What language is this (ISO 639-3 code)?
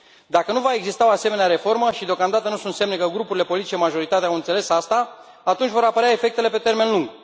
ron